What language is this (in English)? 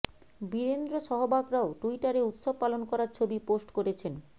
Bangla